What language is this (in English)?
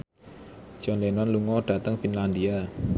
Javanese